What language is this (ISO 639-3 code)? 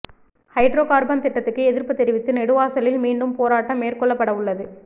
tam